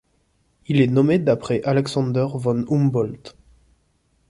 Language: French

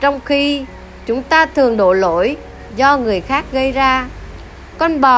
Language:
Vietnamese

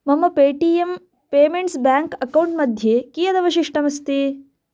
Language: Sanskrit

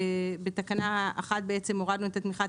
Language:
Hebrew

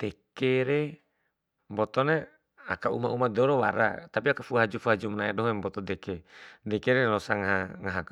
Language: Bima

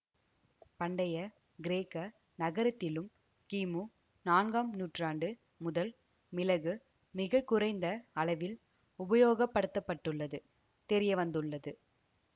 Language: Tamil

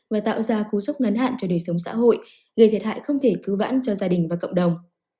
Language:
Vietnamese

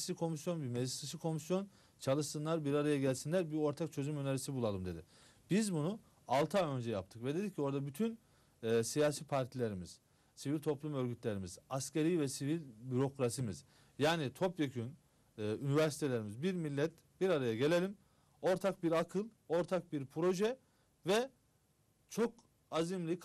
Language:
Turkish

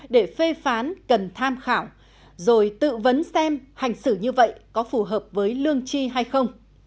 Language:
Vietnamese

